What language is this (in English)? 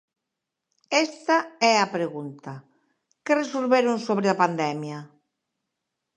Galician